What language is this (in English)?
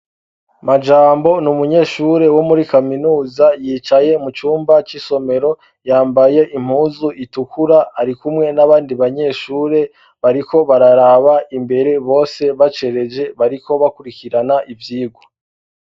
Rundi